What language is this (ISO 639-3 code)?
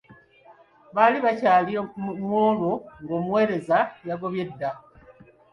lug